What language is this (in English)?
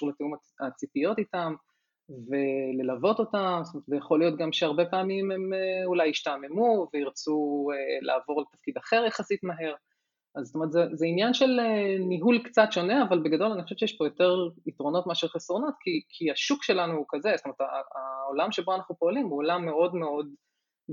Hebrew